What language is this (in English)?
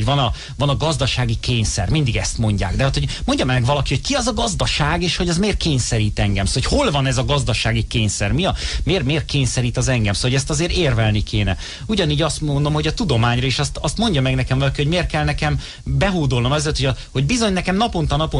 Hungarian